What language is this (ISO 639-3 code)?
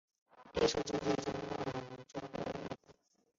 zho